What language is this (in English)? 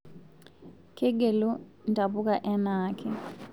Masai